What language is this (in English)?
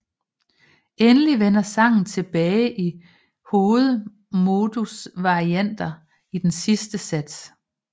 Danish